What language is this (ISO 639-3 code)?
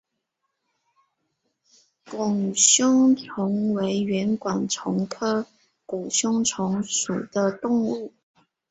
zho